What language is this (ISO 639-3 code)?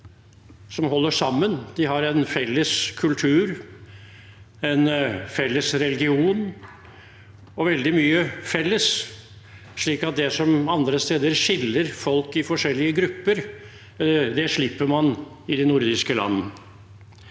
nor